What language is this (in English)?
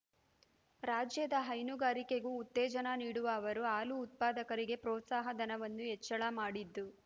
Kannada